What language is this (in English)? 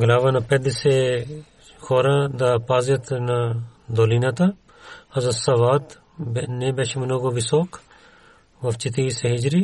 Bulgarian